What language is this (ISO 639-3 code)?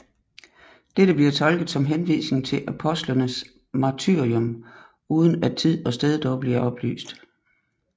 dan